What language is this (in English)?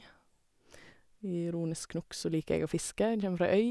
Norwegian